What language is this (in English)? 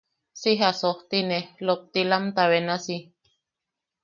Yaqui